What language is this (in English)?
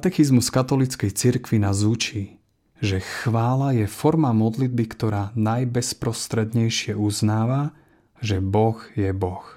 Slovak